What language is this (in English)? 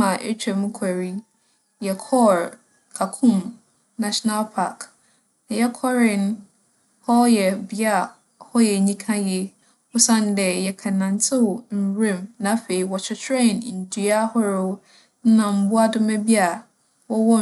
Akan